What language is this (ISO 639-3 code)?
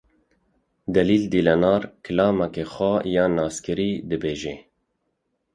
kur